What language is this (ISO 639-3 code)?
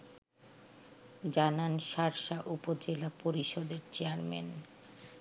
ben